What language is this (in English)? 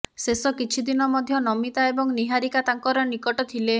Odia